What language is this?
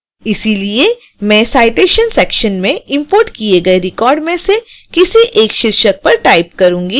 Hindi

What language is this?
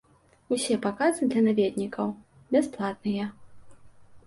Belarusian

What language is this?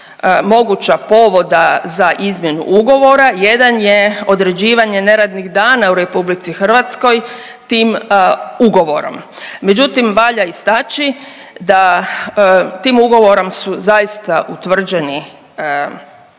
Croatian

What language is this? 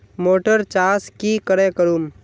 Magahi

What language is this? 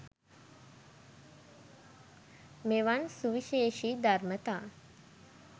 Sinhala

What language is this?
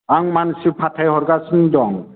Bodo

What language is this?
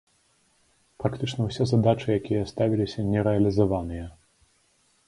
Belarusian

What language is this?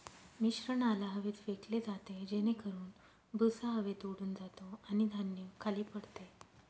Marathi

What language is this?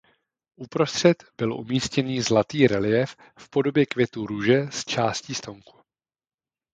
Czech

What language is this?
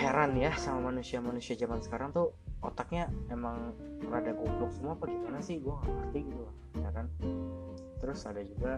Indonesian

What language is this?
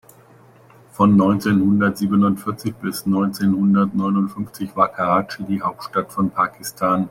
German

